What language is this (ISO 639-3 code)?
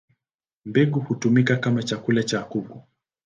swa